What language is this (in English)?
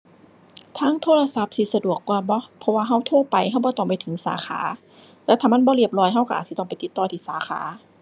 Thai